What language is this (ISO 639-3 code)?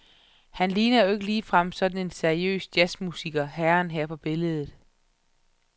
dan